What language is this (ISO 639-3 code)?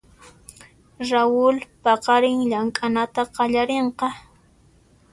qxp